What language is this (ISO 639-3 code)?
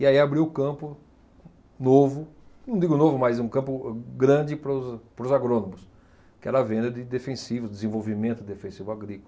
por